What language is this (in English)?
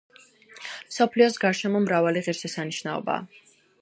Georgian